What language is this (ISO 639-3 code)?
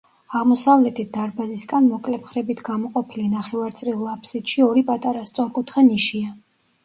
kat